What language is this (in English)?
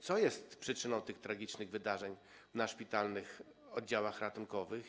Polish